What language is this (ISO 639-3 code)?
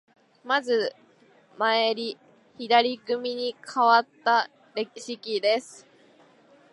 jpn